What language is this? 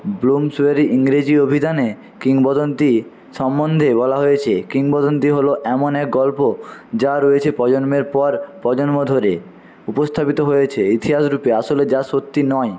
Bangla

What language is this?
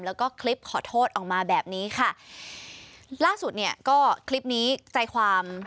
Thai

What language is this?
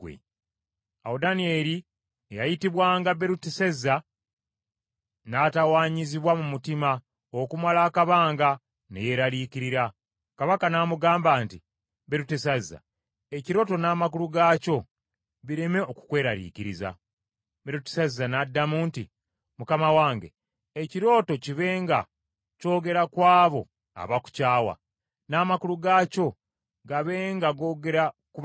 Ganda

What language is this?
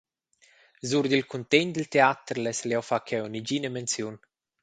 Romansh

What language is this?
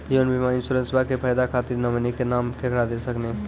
Maithili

